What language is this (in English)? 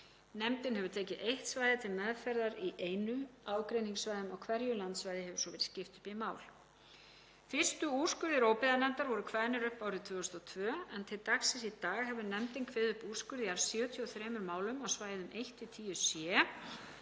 Icelandic